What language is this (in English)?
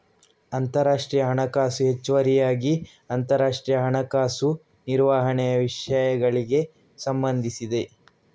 Kannada